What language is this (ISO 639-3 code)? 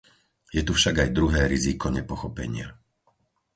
slk